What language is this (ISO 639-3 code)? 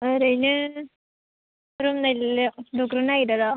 brx